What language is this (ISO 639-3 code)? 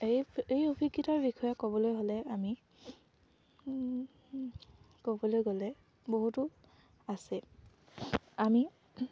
asm